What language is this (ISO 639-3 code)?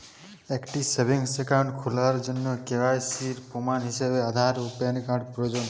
ben